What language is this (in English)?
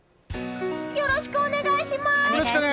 Japanese